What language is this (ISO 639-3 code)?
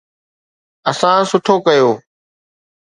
snd